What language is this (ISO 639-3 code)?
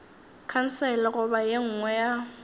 nso